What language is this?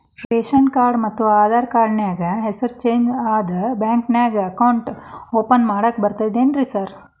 Kannada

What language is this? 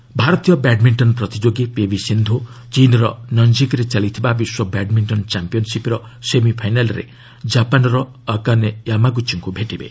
Odia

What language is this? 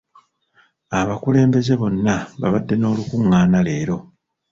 Ganda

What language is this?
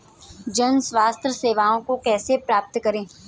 Hindi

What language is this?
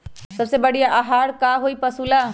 Magahi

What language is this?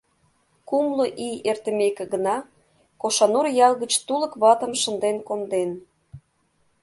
Mari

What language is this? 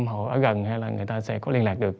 Vietnamese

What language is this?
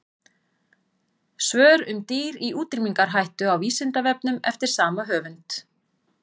Icelandic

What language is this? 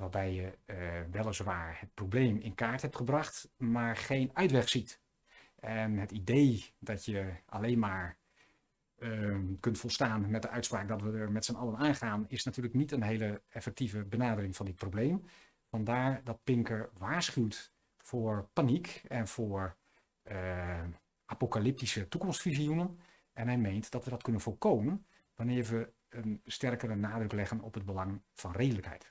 Dutch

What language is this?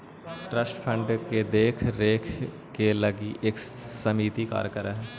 Magahi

